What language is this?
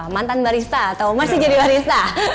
Indonesian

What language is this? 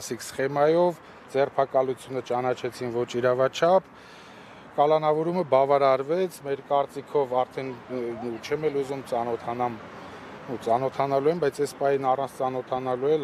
Turkish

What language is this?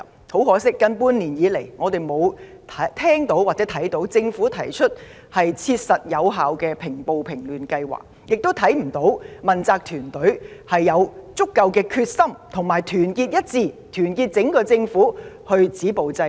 Cantonese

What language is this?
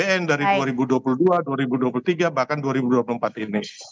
Indonesian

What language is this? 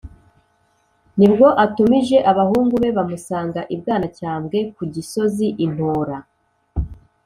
Kinyarwanda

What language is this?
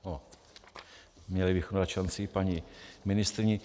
Czech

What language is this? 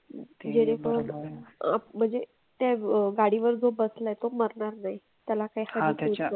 Marathi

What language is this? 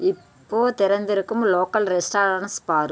Tamil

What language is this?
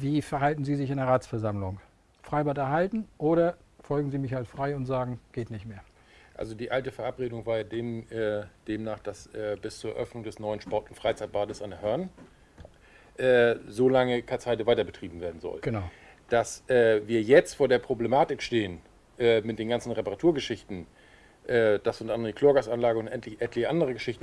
German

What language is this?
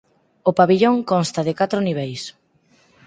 Galician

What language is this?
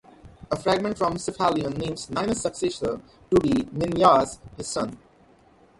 English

